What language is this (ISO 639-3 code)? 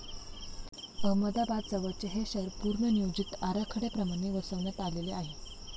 mar